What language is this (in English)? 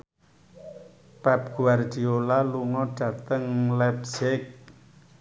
Javanese